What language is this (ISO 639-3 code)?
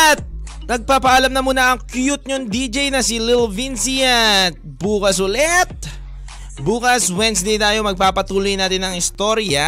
fil